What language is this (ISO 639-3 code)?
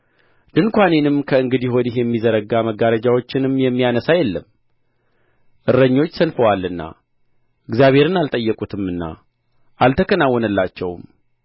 amh